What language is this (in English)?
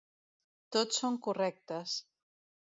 Catalan